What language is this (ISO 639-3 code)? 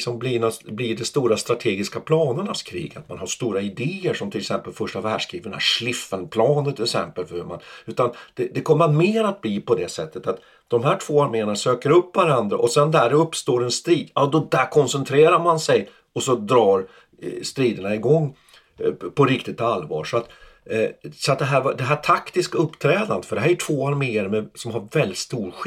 swe